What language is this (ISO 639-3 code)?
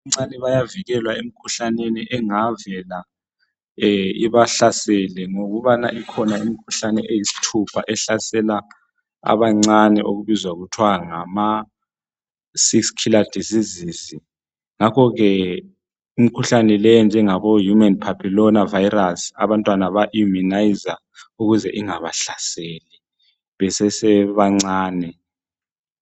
nde